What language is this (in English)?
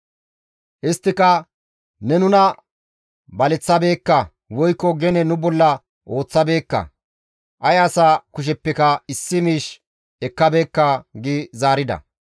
Gamo